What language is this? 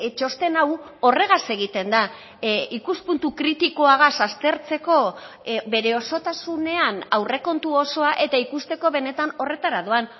Basque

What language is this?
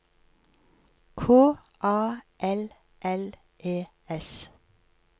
Norwegian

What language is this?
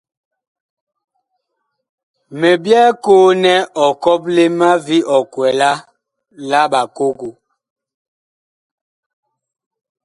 Bakoko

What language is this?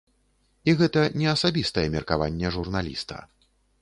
Belarusian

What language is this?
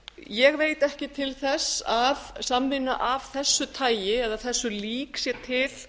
Icelandic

